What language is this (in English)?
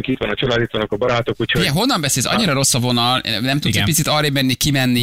Hungarian